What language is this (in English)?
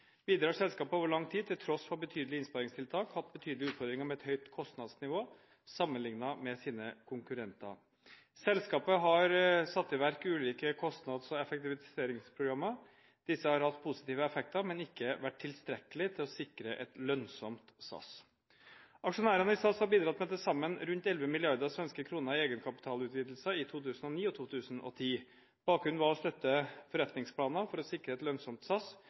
Norwegian Bokmål